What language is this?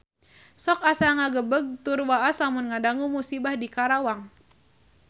Sundanese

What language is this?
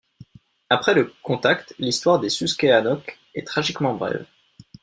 French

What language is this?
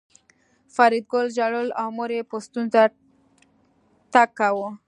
Pashto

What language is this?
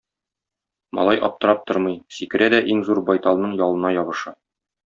Tatar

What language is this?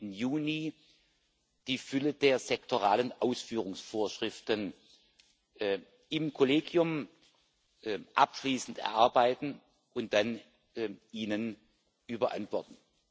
German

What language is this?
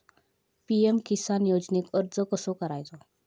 Marathi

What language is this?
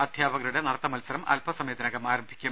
Malayalam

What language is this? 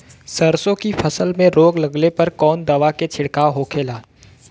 Bhojpuri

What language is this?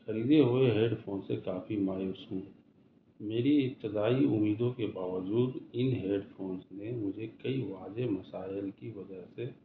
Urdu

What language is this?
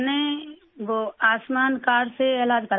Urdu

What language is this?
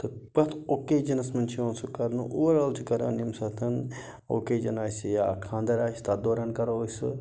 Kashmiri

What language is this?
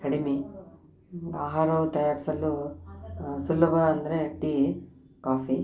Kannada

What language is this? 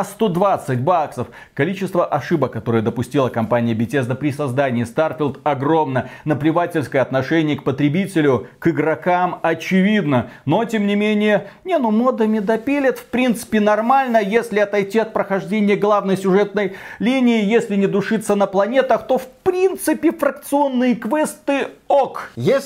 Russian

